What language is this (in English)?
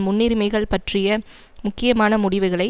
Tamil